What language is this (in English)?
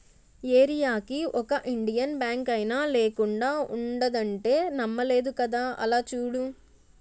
Telugu